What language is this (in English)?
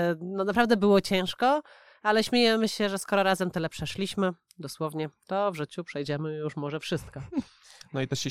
Polish